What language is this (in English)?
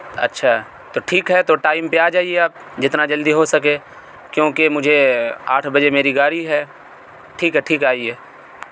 Urdu